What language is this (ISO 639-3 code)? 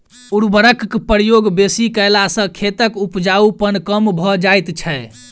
mai